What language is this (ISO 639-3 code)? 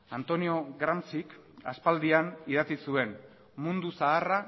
eus